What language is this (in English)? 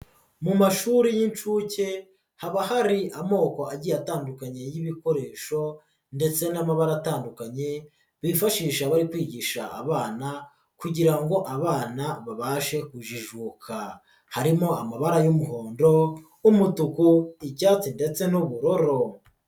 Kinyarwanda